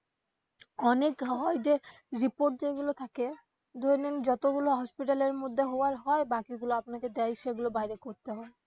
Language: Bangla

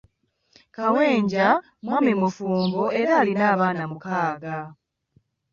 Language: Ganda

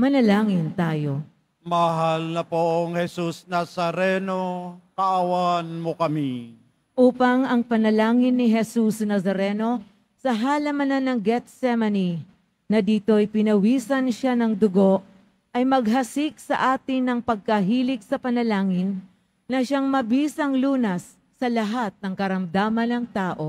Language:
Filipino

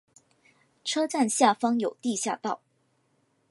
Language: Chinese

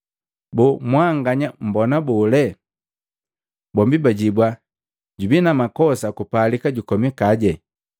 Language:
Matengo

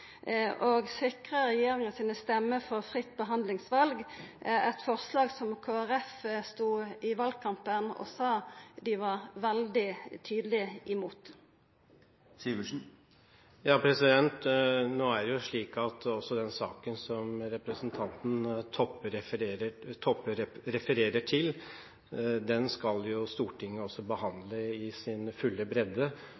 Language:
Norwegian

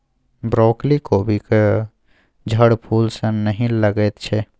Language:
Maithili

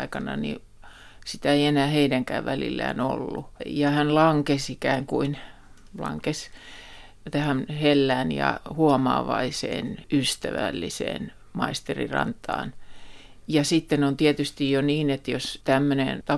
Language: Finnish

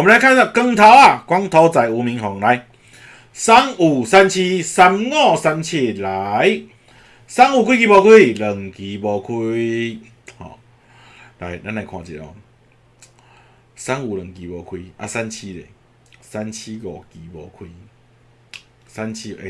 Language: Chinese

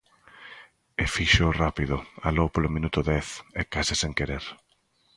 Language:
Galician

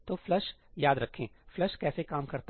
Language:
Hindi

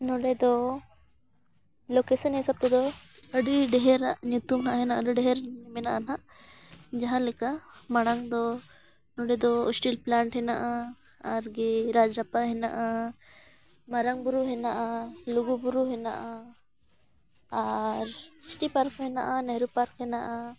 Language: Santali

